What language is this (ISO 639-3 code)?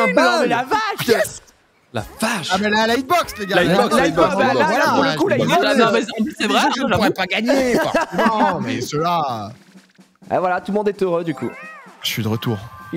fra